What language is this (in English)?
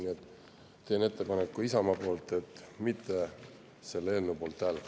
Estonian